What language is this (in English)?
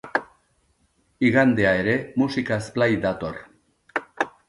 Basque